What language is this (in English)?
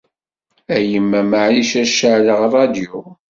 Kabyle